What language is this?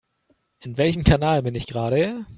German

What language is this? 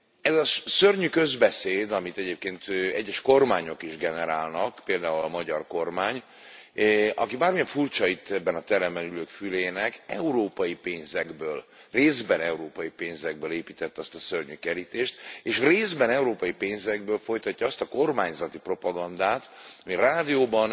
Hungarian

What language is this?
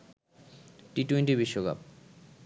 Bangla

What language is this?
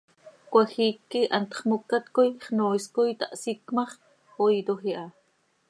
Seri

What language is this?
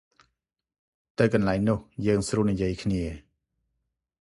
Khmer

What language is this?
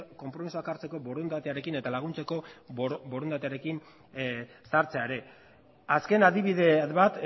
Basque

